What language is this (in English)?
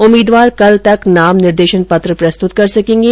Hindi